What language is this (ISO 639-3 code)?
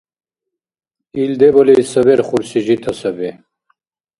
dar